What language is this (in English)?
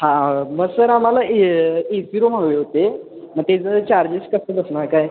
Marathi